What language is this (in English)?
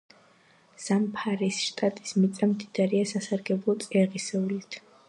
Georgian